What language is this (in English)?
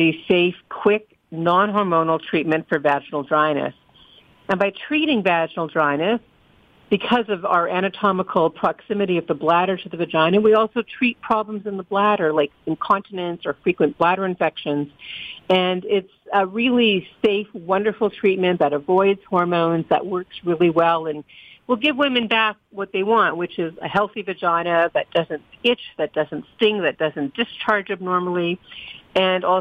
English